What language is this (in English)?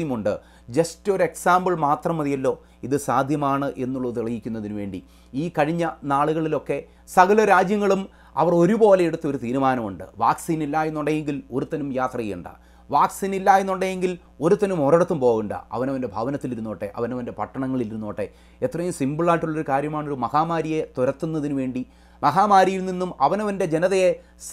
Romanian